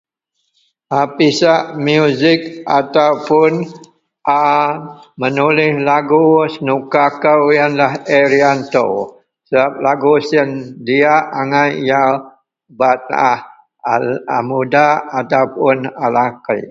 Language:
Central Melanau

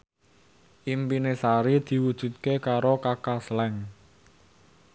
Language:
Javanese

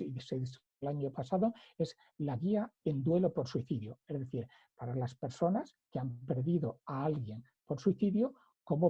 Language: Spanish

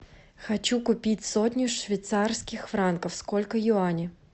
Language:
Russian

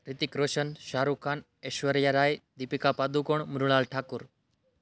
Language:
Gujarati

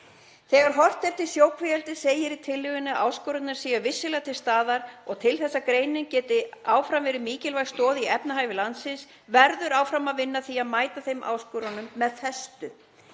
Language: Icelandic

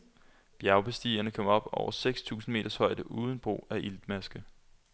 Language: Danish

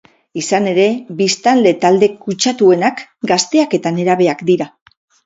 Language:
Basque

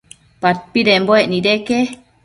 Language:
Matsés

